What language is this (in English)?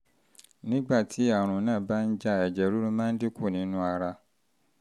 Yoruba